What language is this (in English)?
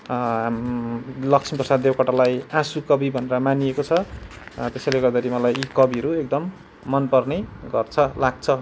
Nepali